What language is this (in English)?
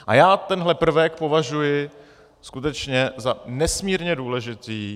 Czech